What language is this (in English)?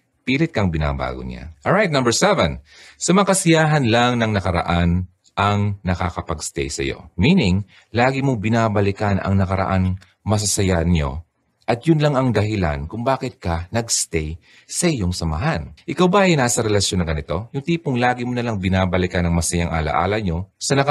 Filipino